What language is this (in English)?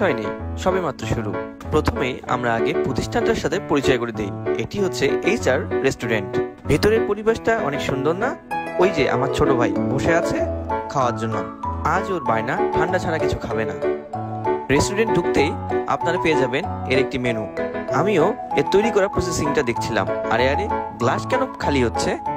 Bangla